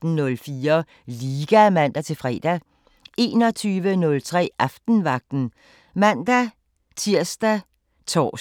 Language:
Danish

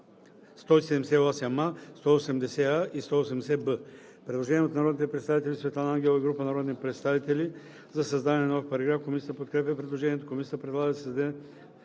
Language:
Bulgarian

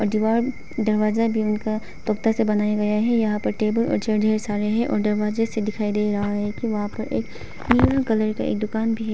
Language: Hindi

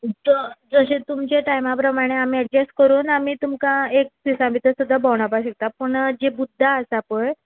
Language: Konkani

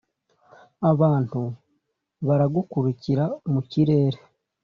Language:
Kinyarwanda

